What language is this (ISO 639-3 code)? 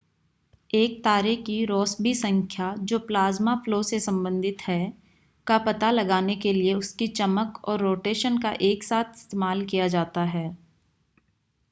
hin